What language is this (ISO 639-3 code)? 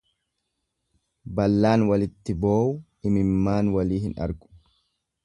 orm